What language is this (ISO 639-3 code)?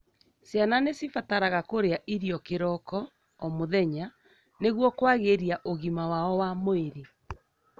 kik